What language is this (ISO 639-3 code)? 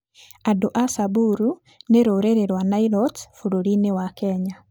kik